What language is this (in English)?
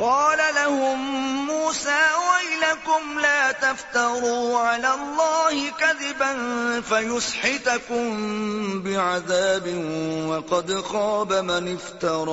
Urdu